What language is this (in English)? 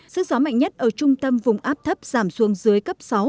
Vietnamese